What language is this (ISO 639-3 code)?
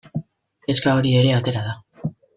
eus